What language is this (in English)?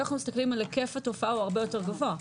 Hebrew